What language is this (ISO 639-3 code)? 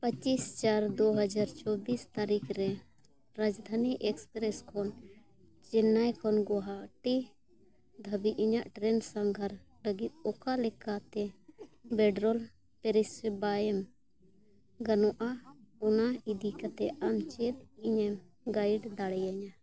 sat